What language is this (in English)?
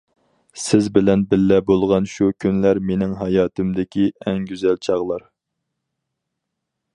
Uyghur